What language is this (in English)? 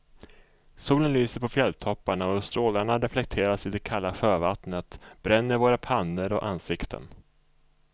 Swedish